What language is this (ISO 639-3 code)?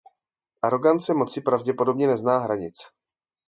ces